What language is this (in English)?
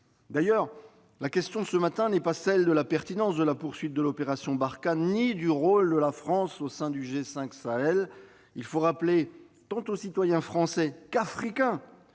French